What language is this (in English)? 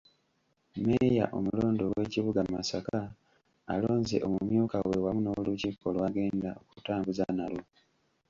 Ganda